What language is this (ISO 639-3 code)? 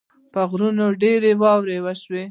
pus